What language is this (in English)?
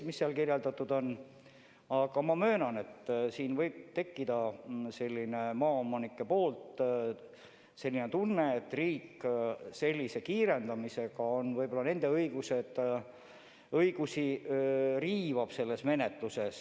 Estonian